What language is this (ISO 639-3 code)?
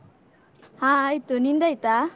kan